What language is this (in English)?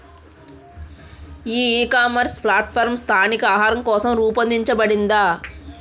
Telugu